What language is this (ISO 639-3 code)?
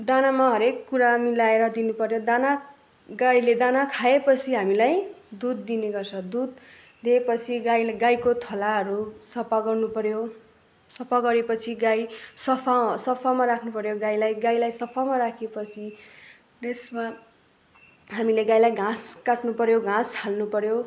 nep